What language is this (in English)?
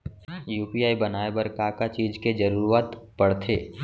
Chhattisgarhi